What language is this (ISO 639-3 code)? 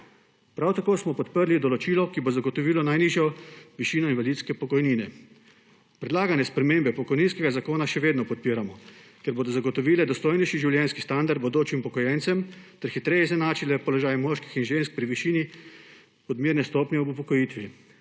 slv